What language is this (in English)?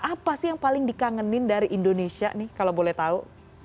Indonesian